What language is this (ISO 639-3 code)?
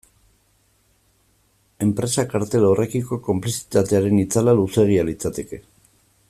eus